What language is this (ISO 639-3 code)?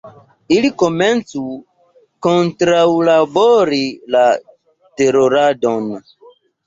epo